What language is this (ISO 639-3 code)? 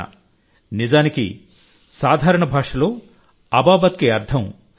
tel